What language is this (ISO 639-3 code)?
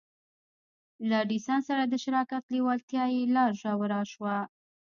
pus